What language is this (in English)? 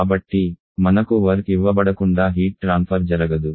Telugu